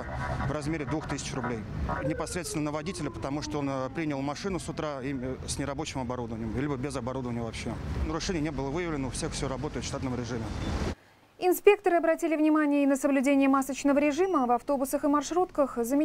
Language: Russian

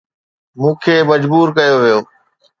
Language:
Sindhi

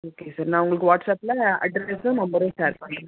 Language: Tamil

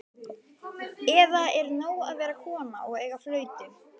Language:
Icelandic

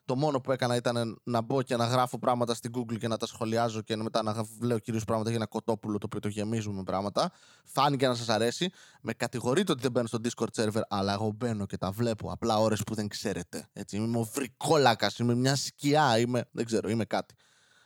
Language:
Greek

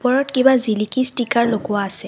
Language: Assamese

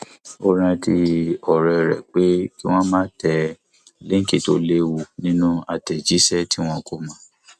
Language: Yoruba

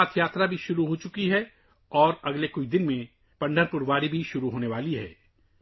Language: Urdu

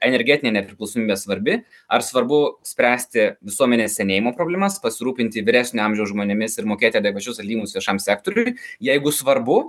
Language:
Lithuanian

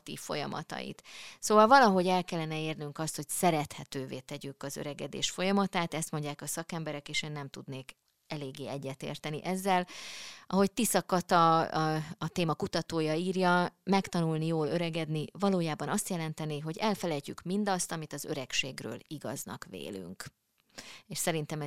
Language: Hungarian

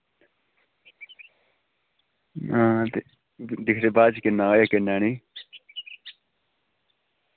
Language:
Dogri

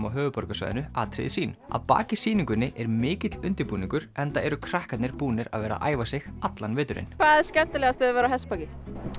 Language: Icelandic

